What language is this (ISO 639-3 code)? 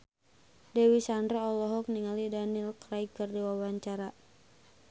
sun